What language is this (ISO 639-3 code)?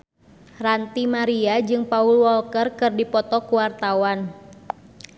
sun